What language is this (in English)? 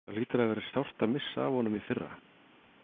Icelandic